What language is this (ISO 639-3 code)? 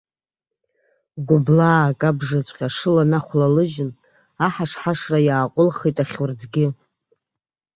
abk